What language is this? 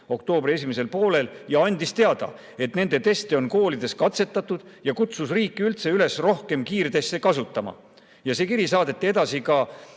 Estonian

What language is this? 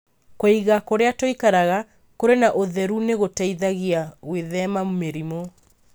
Kikuyu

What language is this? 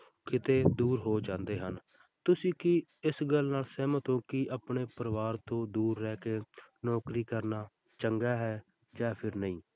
Punjabi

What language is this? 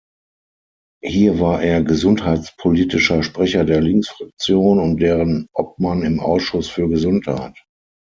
German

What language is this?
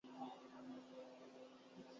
Urdu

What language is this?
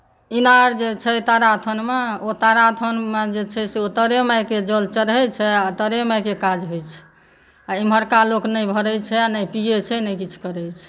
Maithili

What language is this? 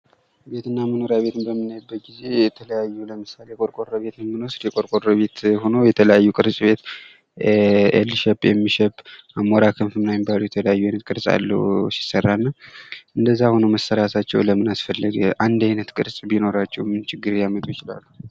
Amharic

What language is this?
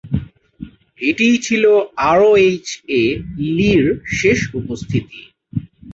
Bangla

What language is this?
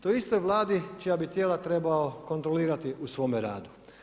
Croatian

